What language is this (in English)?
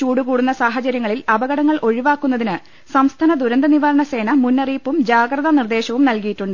Malayalam